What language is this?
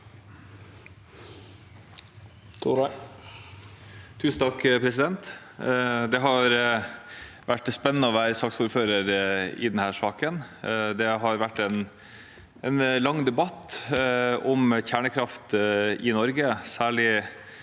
Norwegian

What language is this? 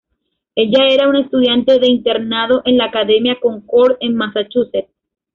Spanish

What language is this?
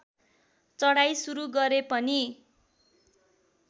Nepali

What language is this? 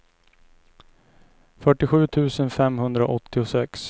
Swedish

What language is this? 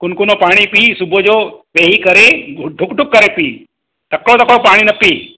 Sindhi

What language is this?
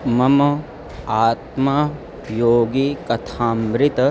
Sanskrit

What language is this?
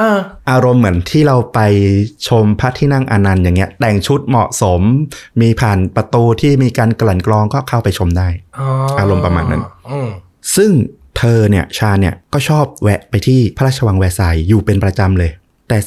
Thai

